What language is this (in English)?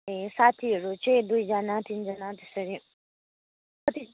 Nepali